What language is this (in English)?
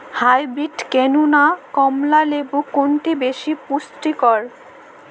Bangla